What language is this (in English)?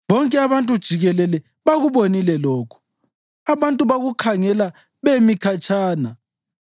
North Ndebele